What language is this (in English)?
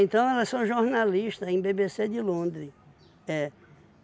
Portuguese